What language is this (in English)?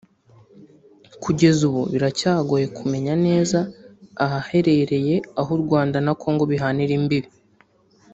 Kinyarwanda